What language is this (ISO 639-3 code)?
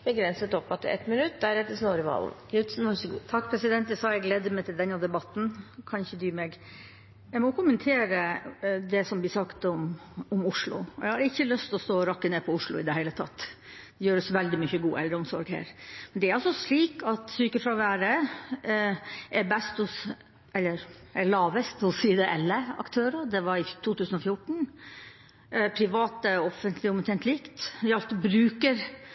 nob